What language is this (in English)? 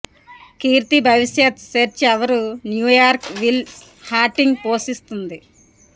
Telugu